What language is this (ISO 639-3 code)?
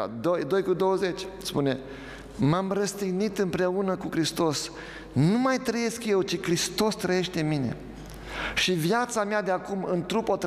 ron